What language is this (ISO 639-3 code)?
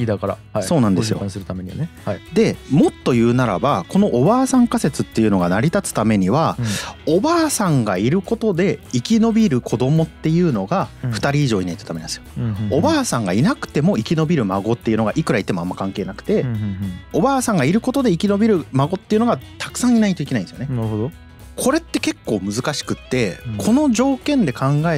jpn